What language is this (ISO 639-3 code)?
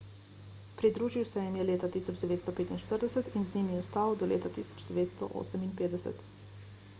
slv